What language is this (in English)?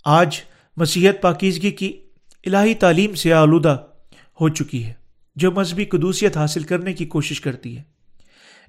Urdu